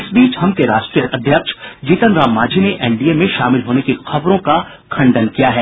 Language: Hindi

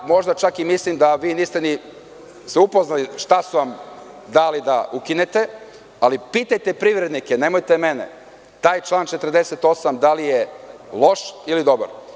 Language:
Serbian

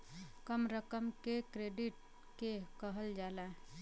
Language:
Bhojpuri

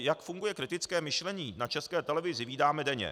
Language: Czech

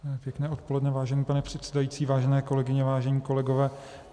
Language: Czech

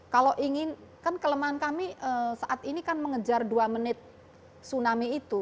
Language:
Indonesian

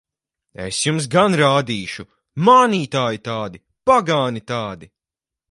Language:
Latvian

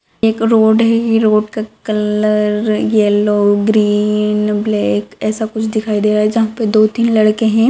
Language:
Magahi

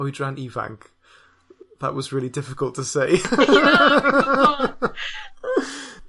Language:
Welsh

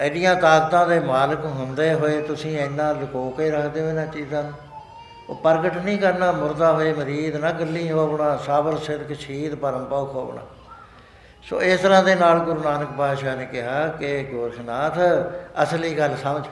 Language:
Punjabi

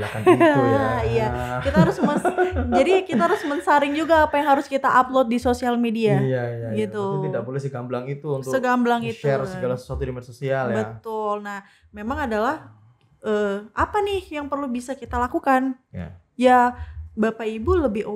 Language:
Indonesian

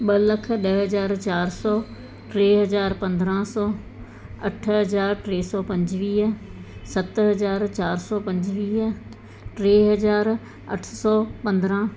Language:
Sindhi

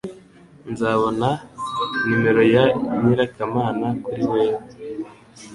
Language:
Kinyarwanda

